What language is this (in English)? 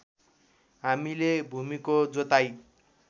Nepali